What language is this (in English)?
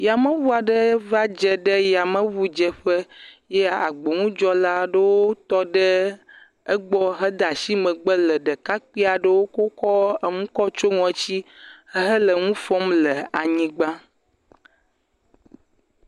Ewe